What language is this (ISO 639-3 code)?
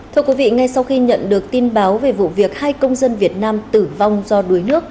vie